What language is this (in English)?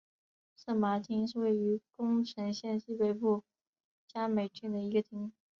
Chinese